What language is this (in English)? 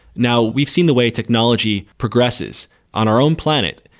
English